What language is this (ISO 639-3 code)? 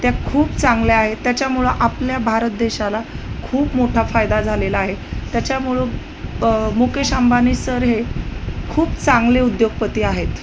mar